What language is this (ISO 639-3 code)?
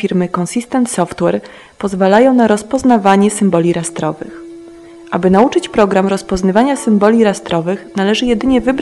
pol